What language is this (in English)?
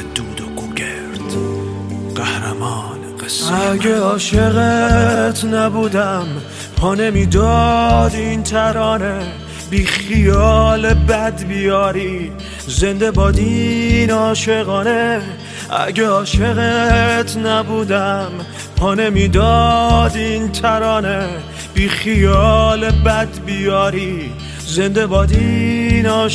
Persian